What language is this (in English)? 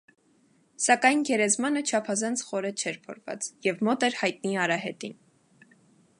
Armenian